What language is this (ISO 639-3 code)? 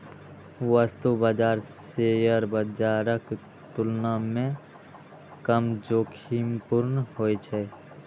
mai